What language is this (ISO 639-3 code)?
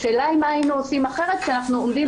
heb